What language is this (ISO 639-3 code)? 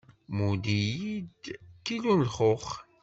kab